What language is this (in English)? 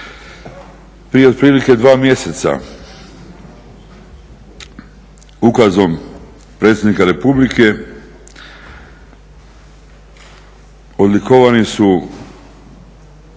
Croatian